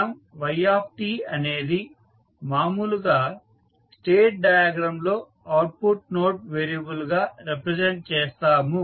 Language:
Telugu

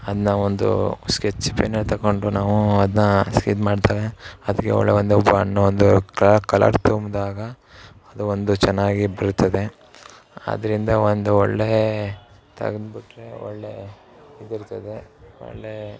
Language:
Kannada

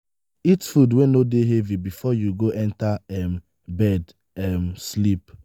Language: Nigerian Pidgin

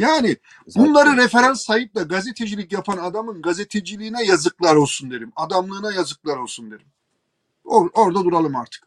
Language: Turkish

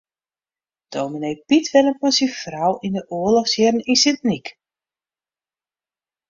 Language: Western Frisian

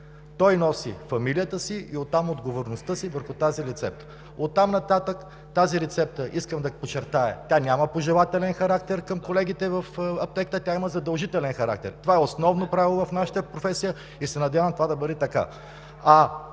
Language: Bulgarian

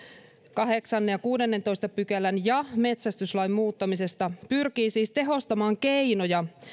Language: Finnish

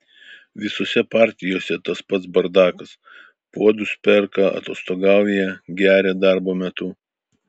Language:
Lithuanian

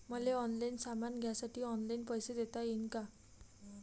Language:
Marathi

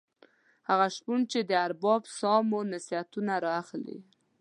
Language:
Pashto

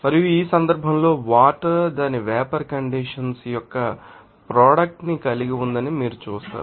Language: Telugu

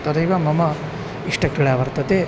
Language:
Sanskrit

